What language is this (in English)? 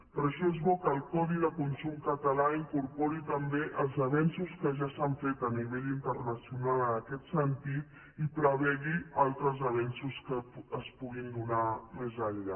Catalan